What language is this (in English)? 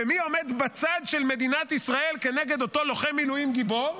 Hebrew